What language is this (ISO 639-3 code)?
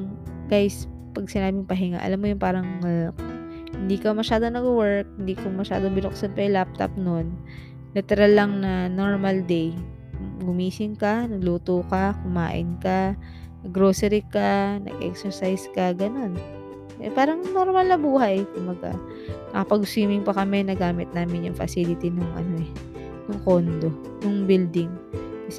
fil